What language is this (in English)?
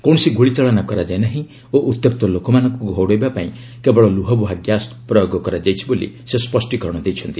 Odia